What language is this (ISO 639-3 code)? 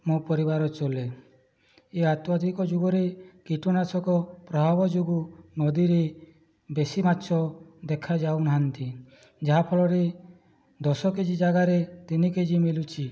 ori